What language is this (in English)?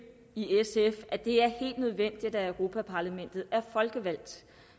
Danish